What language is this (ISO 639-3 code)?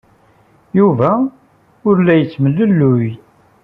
kab